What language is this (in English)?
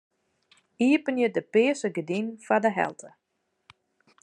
Western Frisian